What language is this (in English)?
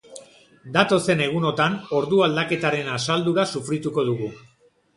Basque